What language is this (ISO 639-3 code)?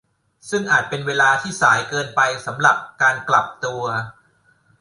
tha